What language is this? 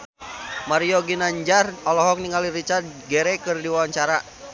Sundanese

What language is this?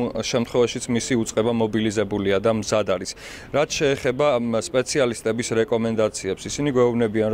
Romanian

